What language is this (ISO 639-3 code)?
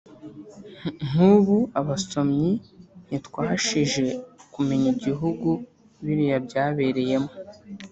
kin